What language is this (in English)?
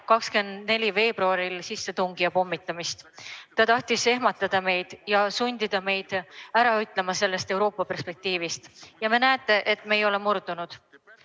Estonian